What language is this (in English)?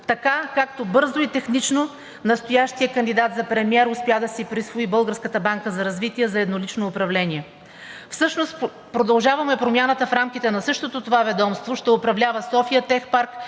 Bulgarian